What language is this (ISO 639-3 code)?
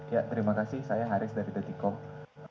ind